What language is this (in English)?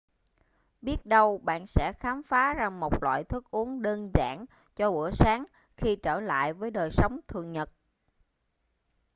Vietnamese